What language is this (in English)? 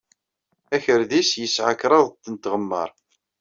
Kabyle